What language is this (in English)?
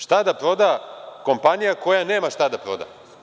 Serbian